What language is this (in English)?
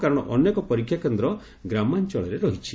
Odia